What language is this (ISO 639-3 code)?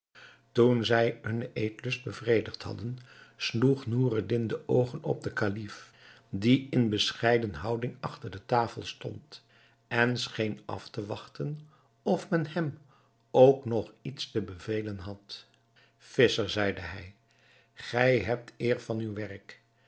nld